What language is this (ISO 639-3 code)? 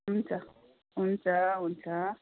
nep